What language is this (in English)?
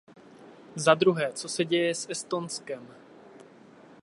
Czech